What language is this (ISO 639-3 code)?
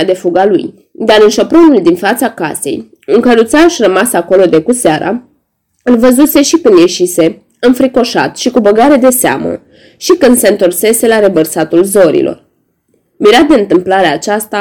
ron